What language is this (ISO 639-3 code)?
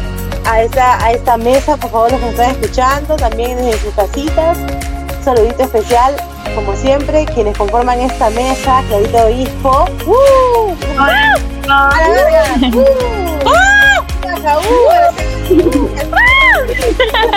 spa